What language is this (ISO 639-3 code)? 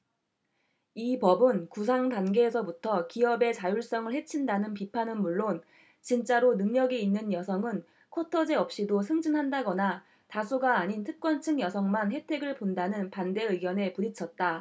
kor